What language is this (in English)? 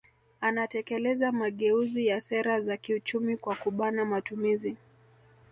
Swahili